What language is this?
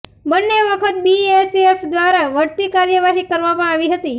Gujarati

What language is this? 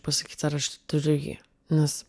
Lithuanian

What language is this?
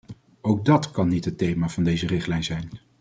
Dutch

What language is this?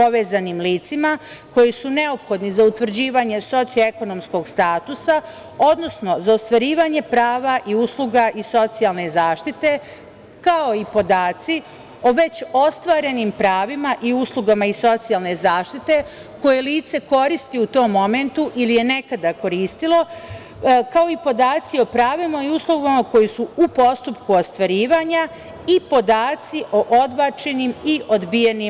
Serbian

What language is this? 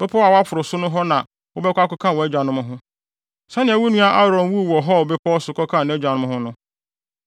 Akan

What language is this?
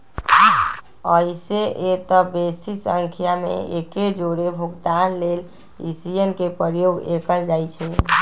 Magahi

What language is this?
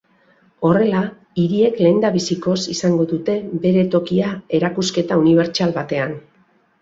Basque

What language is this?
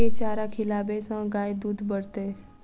Maithili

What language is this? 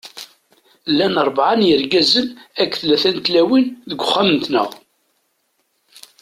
Kabyle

